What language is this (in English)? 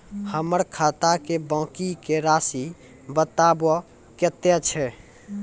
Maithili